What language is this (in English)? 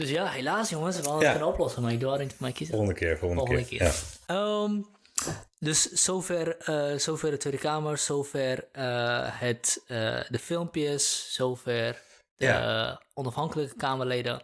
Dutch